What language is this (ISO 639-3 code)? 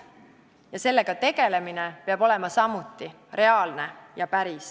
est